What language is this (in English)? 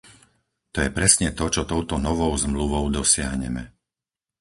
Slovak